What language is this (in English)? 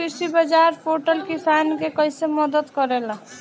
Bhojpuri